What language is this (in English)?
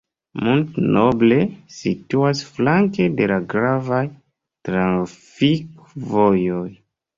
Esperanto